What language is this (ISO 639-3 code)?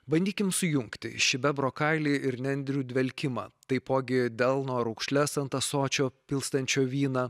lit